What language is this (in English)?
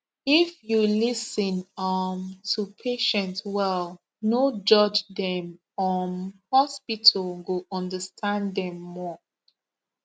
Nigerian Pidgin